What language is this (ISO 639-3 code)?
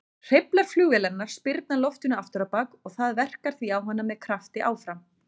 isl